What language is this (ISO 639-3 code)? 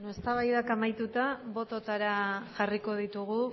eus